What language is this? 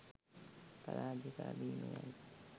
Sinhala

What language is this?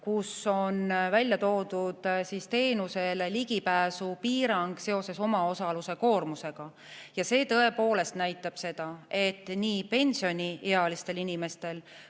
Estonian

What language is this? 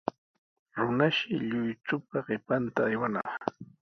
Sihuas Ancash Quechua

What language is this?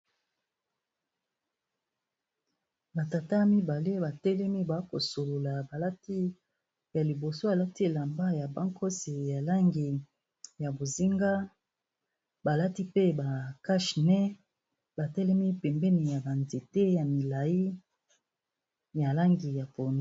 Lingala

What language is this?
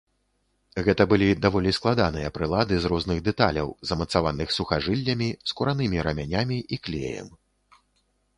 Belarusian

